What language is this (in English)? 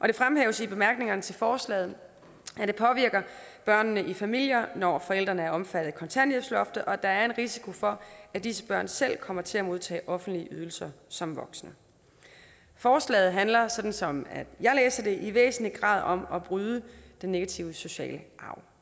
Danish